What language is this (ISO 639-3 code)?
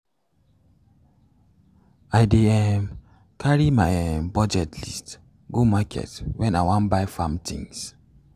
pcm